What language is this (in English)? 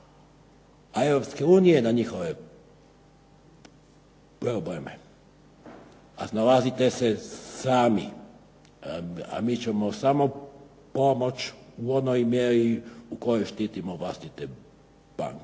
Croatian